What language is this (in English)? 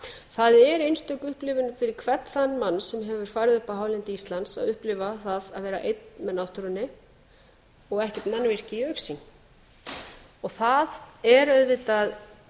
Icelandic